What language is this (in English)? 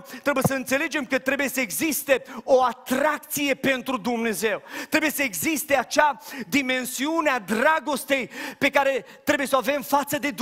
Romanian